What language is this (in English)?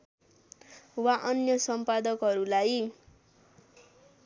Nepali